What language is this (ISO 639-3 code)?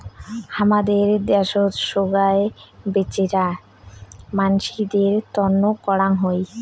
ben